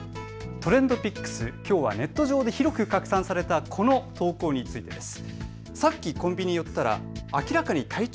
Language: Japanese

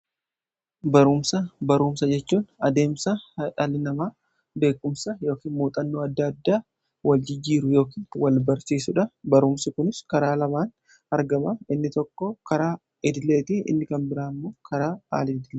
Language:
Oromo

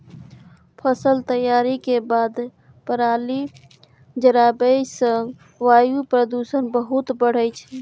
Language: Maithili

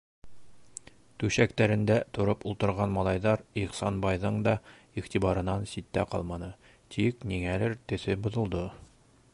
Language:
Bashkir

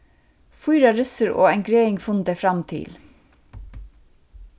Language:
Faroese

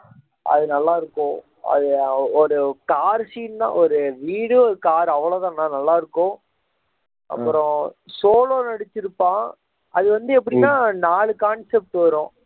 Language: Tamil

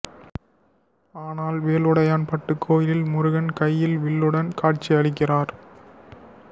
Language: Tamil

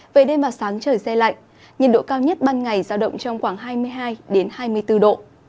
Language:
Vietnamese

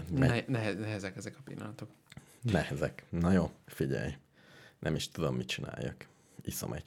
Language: Hungarian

